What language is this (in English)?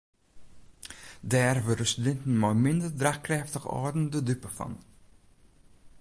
Western Frisian